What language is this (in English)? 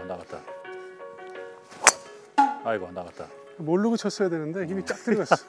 Korean